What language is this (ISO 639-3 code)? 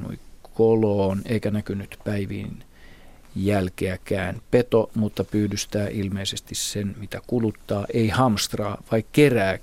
fin